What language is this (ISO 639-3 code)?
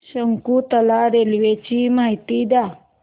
mar